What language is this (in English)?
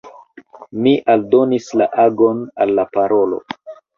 Esperanto